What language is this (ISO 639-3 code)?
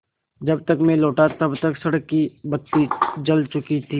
hin